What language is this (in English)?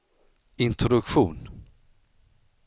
Swedish